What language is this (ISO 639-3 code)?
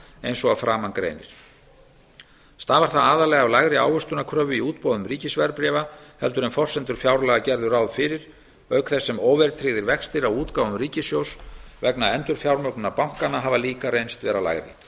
isl